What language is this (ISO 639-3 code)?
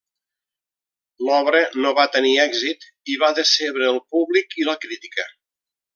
cat